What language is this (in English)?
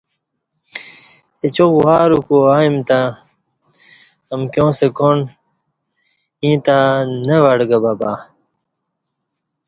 Kati